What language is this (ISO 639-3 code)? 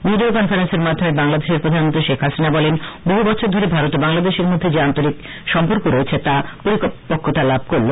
ben